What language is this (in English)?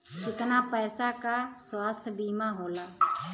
Bhojpuri